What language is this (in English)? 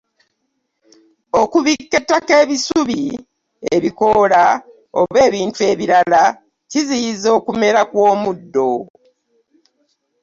Ganda